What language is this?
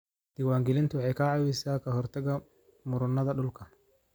Somali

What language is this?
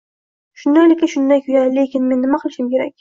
Uzbek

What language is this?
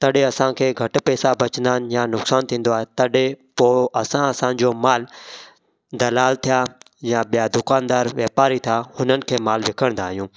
Sindhi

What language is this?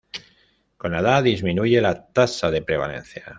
Spanish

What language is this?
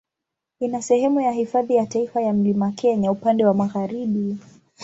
Swahili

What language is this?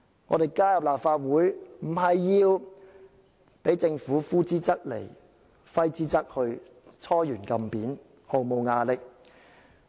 Cantonese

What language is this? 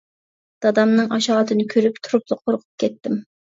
Uyghur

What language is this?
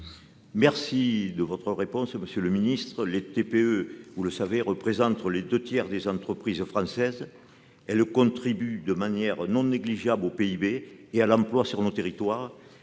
French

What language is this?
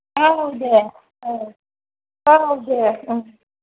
Bodo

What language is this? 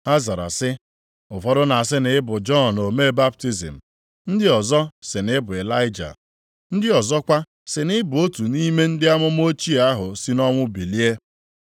Igbo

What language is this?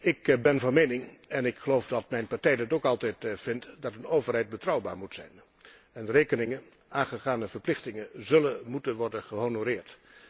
Dutch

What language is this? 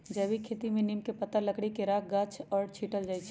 Magahi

